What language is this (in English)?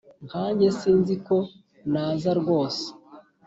Kinyarwanda